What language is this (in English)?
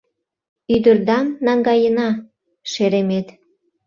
Mari